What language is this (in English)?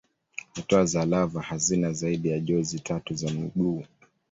Swahili